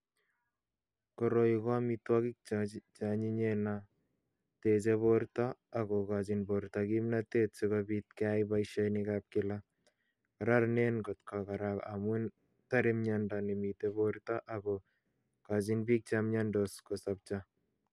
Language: Kalenjin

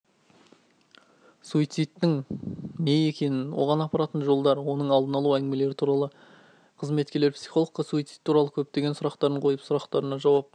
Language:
Kazakh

